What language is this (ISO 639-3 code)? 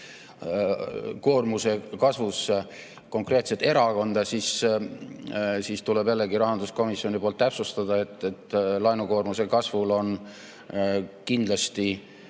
est